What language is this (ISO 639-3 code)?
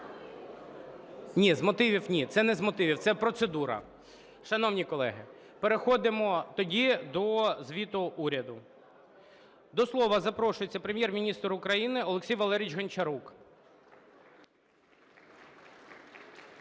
ukr